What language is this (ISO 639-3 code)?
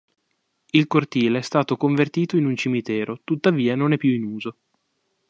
ita